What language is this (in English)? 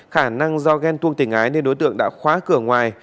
Vietnamese